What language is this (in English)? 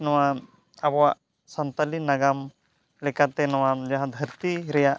Santali